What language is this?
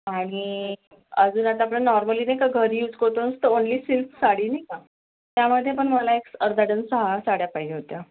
Marathi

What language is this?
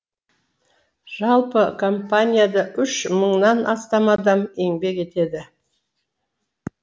Kazakh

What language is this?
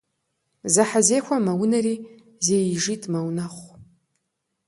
Kabardian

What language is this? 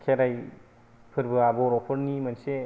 Bodo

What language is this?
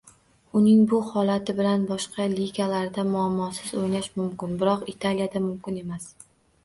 Uzbek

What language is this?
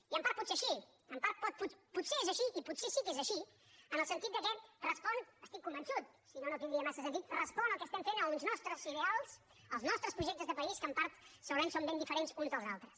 Catalan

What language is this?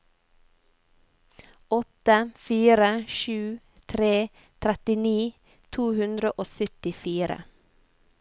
Norwegian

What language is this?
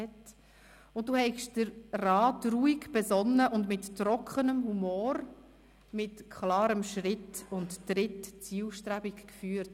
Swiss German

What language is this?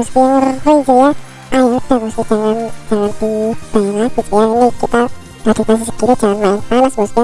Indonesian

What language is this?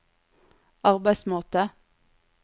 Norwegian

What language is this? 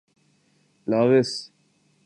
Urdu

